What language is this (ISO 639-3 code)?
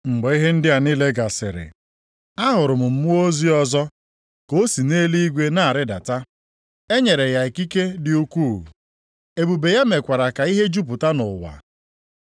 ibo